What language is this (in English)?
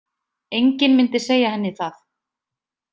Icelandic